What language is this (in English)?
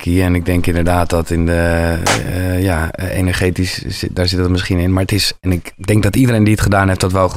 Dutch